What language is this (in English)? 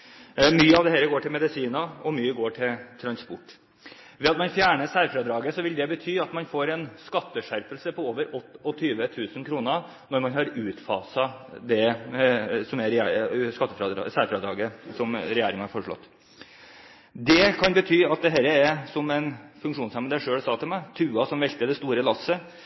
Norwegian Bokmål